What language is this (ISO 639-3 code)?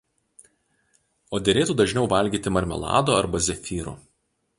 lit